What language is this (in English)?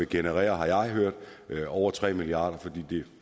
Danish